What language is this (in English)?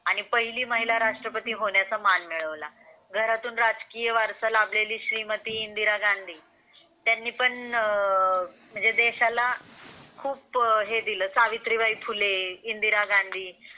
Marathi